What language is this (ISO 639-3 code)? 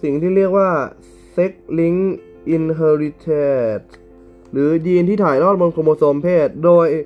tha